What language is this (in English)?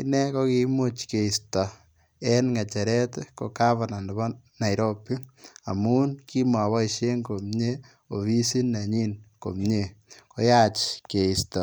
Kalenjin